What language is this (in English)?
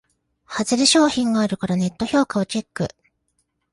Japanese